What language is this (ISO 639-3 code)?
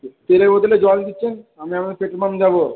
ben